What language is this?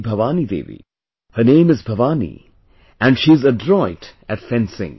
English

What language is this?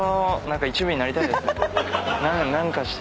Japanese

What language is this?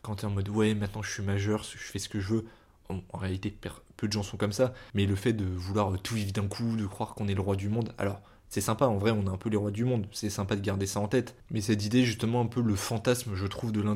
French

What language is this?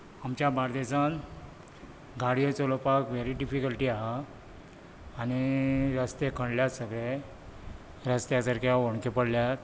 Konkani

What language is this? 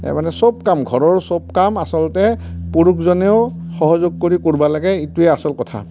Assamese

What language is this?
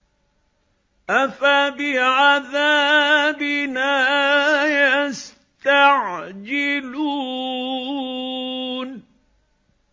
Arabic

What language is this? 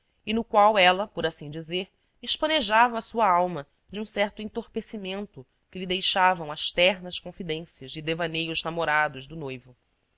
Portuguese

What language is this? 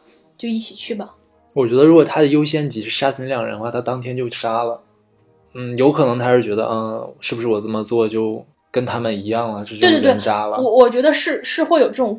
Chinese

